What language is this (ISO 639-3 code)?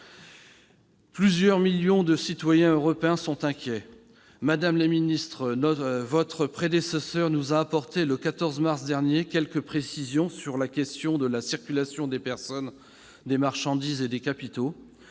fra